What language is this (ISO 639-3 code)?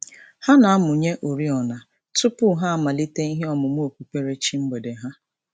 ibo